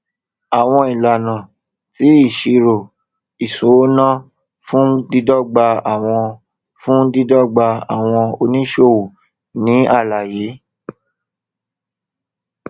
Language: Yoruba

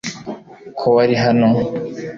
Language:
Kinyarwanda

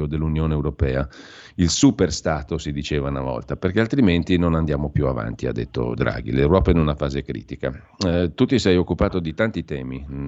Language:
Italian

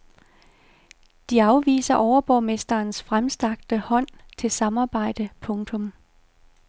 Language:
Danish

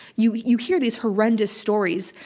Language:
English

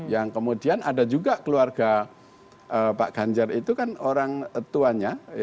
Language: Indonesian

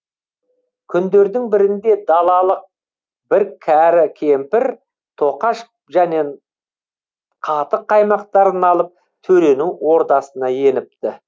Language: Kazakh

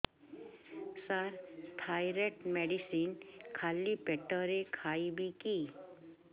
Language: Odia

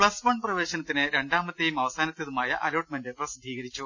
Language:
Malayalam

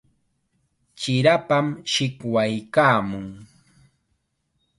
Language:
Chiquián Ancash Quechua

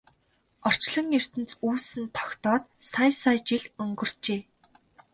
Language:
Mongolian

